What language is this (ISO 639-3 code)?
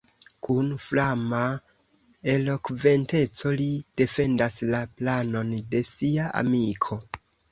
epo